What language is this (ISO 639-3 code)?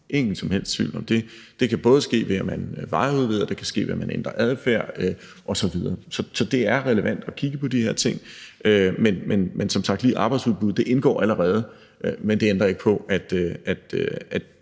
dan